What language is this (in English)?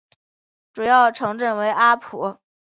Chinese